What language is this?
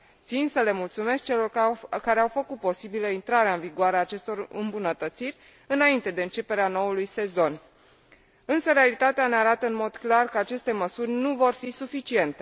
Romanian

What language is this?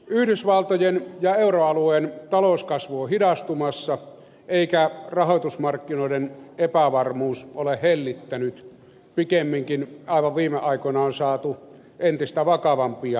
Finnish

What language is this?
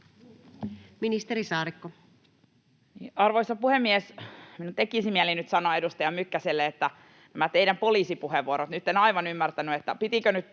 Finnish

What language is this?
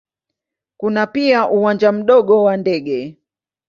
Swahili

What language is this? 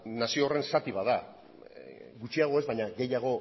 Basque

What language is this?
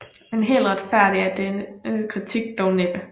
Danish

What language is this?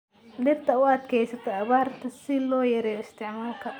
Somali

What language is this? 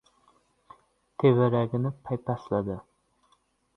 Uzbek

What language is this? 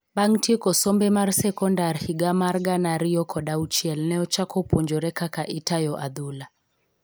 Luo (Kenya and Tanzania)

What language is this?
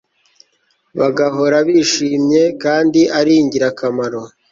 Kinyarwanda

